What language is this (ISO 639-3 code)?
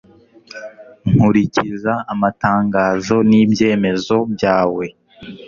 kin